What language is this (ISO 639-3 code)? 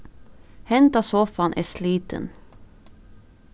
fao